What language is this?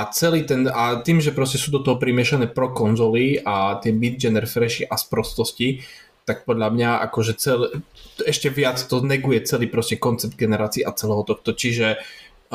Slovak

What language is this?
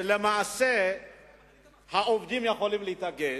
Hebrew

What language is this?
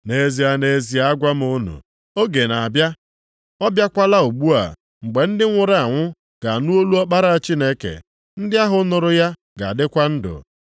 Igbo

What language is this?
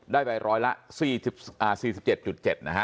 Thai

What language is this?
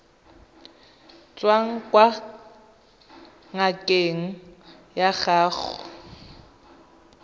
Tswana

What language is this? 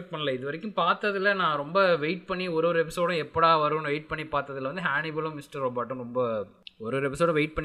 Tamil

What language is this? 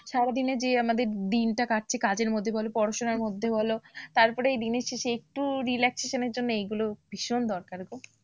Bangla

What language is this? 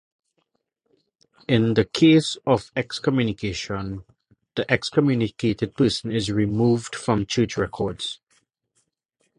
English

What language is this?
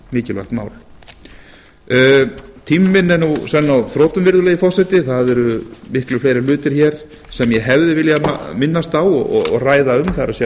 Icelandic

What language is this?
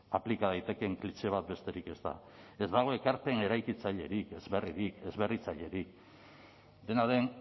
Basque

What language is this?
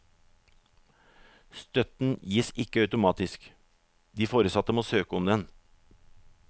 Norwegian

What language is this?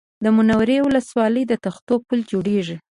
Pashto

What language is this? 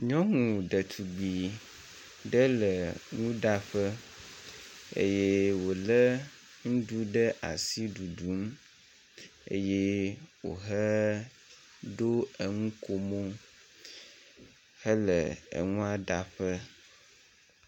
Ewe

